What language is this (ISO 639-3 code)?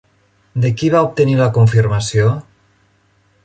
cat